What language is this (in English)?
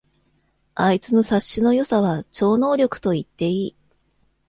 Japanese